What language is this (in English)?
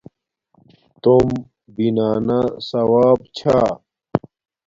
Domaaki